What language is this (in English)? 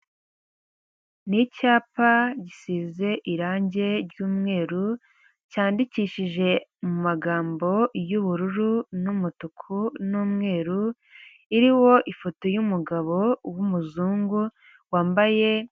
Kinyarwanda